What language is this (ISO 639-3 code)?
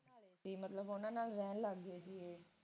pan